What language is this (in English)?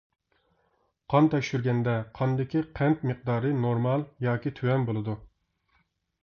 Uyghur